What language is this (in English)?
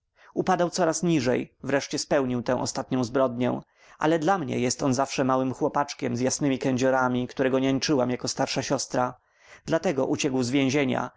Polish